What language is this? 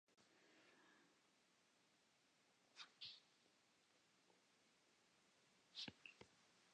Western Frisian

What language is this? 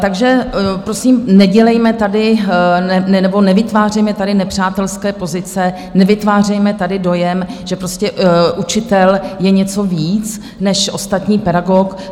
Czech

